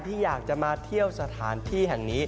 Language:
Thai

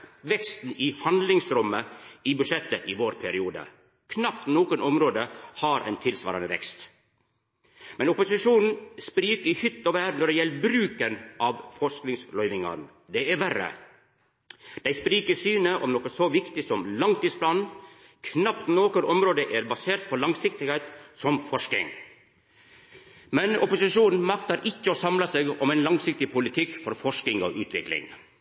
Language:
Norwegian Nynorsk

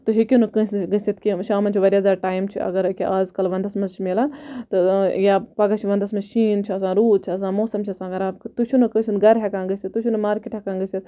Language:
Kashmiri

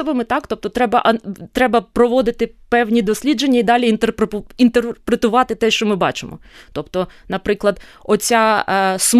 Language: Ukrainian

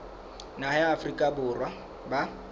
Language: Southern Sotho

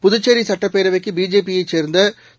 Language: Tamil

